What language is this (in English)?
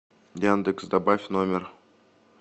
Russian